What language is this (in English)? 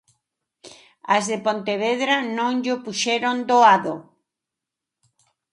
Galician